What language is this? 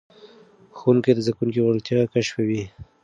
Pashto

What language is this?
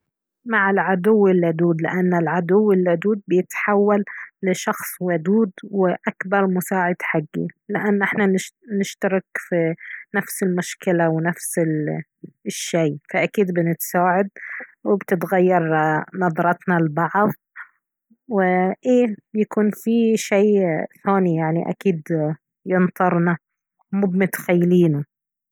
Baharna Arabic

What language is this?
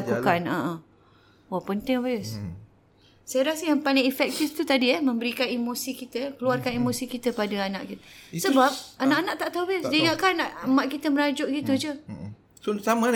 Malay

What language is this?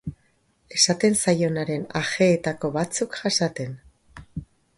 Basque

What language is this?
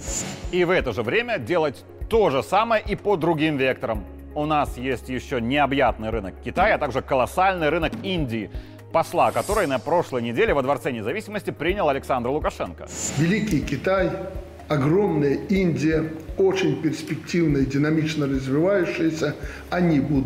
Russian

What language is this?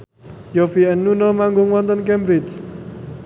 Javanese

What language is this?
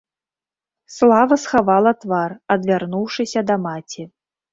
Belarusian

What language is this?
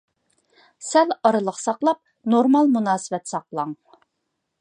Uyghur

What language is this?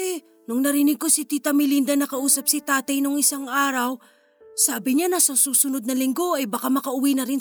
Filipino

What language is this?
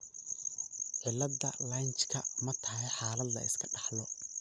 Somali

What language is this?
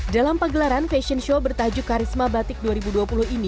Indonesian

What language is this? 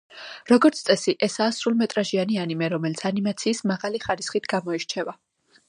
Georgian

